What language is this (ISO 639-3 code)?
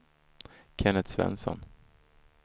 swe